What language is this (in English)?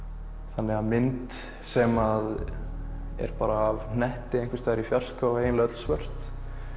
Icelandic